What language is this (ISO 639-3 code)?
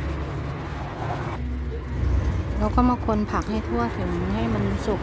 tha